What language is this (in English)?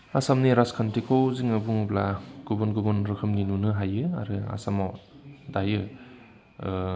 Bodo